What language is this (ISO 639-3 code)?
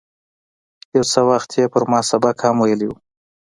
pus